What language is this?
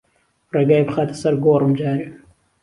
Central Kurdish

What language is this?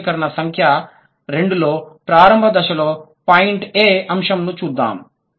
Telugu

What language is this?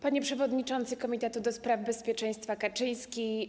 Polish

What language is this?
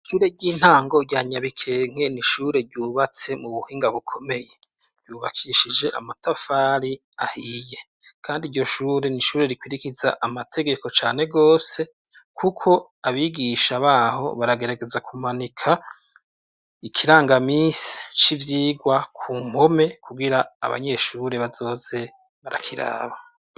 Rundi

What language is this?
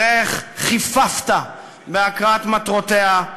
Hebrew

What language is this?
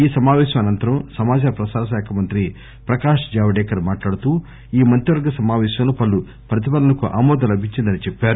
Telugu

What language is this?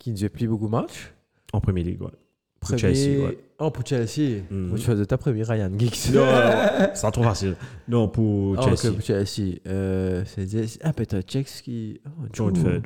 French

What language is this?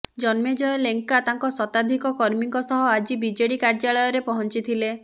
Odia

